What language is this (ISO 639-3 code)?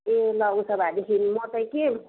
nep